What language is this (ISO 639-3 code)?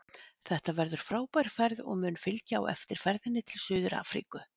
isl